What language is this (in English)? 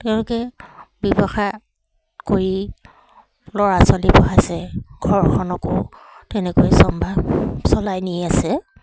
Assamese